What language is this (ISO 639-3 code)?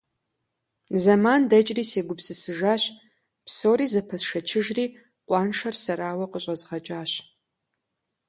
kbd